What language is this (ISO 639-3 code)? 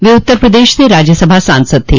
hin